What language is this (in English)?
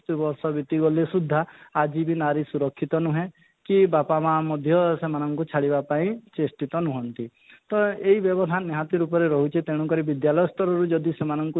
Odia